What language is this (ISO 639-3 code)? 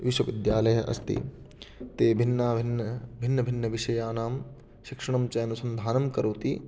san